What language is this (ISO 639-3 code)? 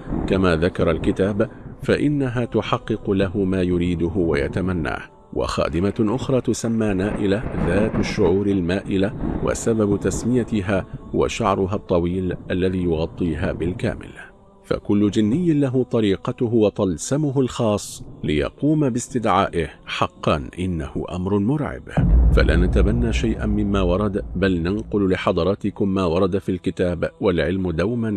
ara